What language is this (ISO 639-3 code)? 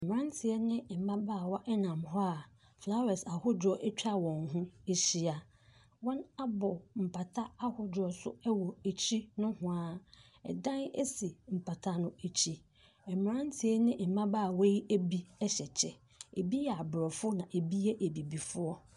aka